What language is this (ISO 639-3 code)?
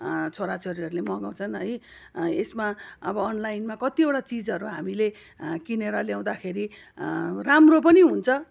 nep